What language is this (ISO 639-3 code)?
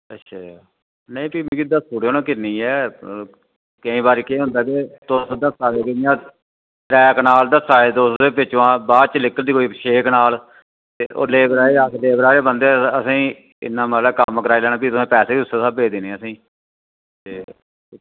doi